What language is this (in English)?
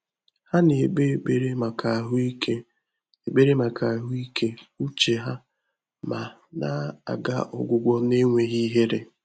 Igbo